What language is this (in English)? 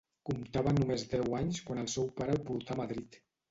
Catalan